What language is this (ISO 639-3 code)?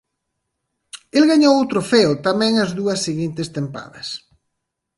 glg